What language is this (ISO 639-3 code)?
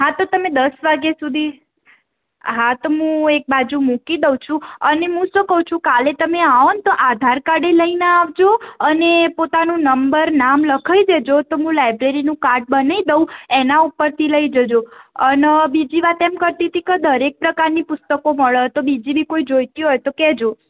guj